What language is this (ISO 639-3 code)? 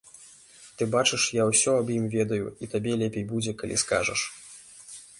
bel